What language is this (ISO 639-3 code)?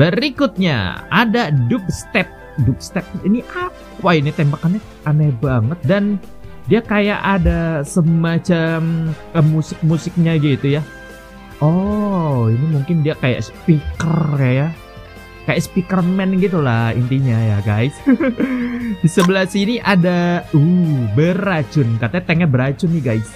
ind